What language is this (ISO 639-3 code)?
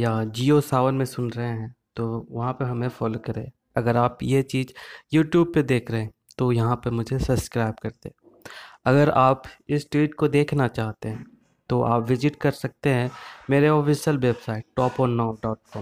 hin